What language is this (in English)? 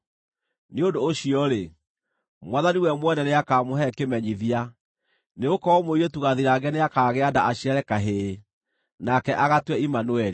Kikuyu